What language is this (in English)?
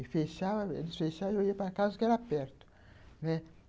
Portuguese